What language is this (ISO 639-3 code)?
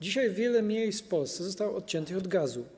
pol